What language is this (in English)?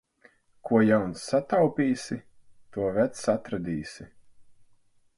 Latvian